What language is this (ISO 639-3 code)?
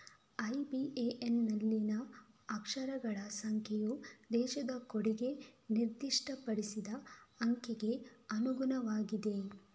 kan